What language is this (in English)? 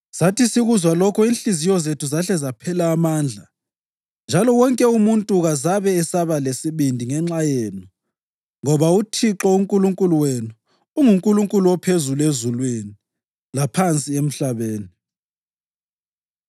North Ndebele